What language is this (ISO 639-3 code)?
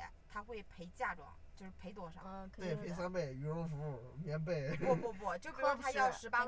zho